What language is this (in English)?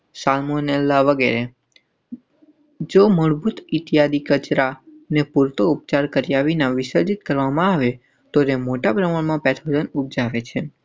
Gujarati